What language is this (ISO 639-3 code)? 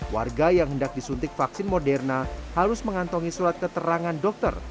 ind